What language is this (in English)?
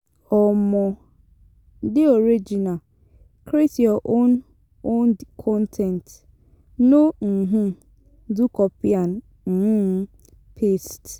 Nigerian Pidgin